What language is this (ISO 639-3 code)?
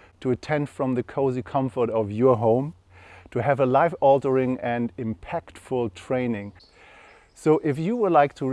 eng